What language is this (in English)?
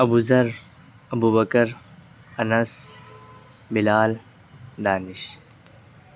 Urdu